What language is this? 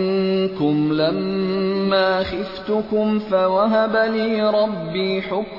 Urdu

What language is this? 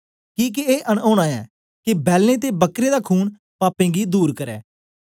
Dogri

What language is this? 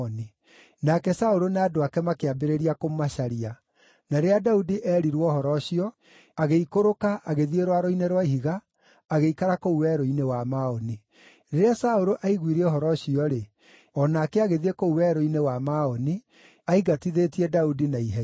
Kikuyu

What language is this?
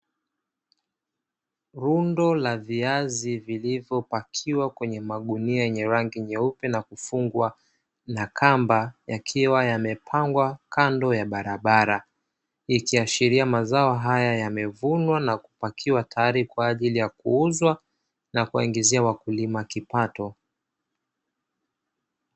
Swahili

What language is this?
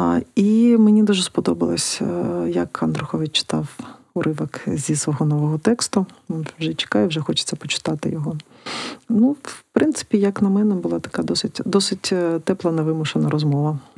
Ukrainian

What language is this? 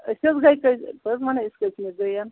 Kashmiri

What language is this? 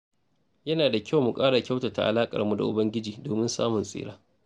Hausa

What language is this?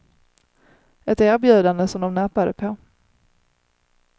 Swedish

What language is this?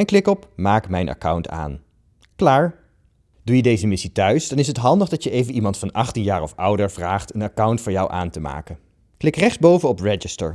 Dutch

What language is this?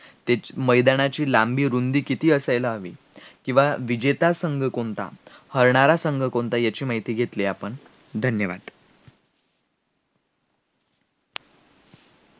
Marathi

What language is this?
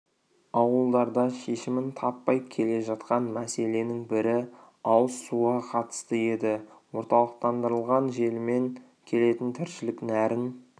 Kazakh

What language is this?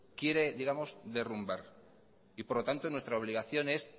Spanish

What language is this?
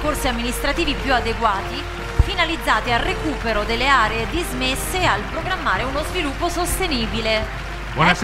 Italian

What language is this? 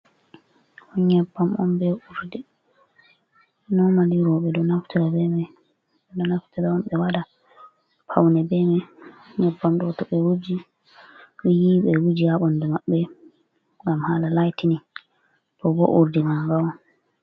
Fula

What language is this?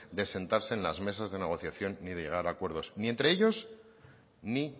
Spanish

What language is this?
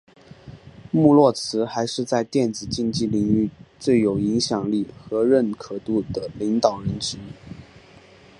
Chinese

